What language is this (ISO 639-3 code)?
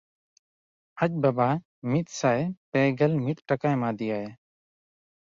sat